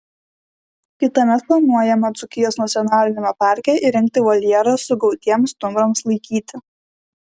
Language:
Lithuanian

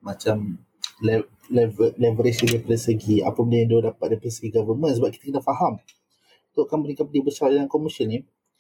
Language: Malay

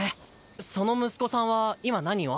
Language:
Japanese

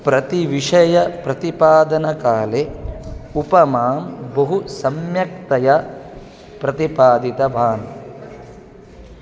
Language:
Sanskrit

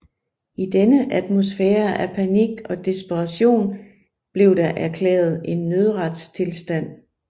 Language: Danish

